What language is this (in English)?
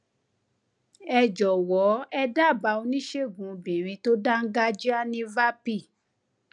Yoruba